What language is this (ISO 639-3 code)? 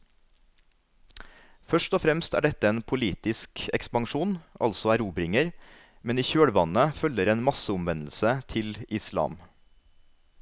nor